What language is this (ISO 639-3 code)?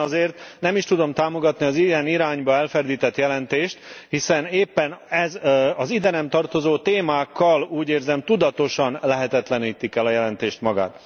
hun